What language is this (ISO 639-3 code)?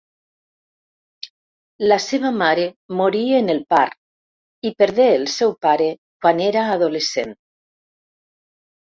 cat